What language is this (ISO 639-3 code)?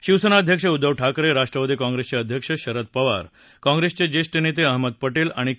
mar